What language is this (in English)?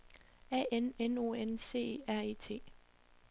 Danish